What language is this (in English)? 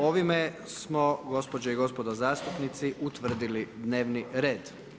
Croatian